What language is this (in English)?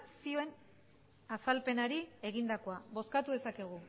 Basque